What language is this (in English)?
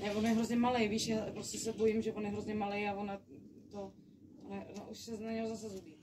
Czech